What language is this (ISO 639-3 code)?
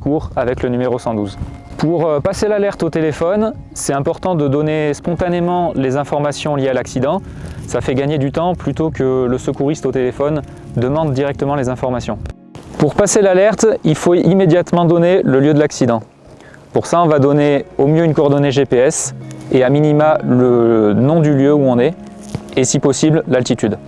fra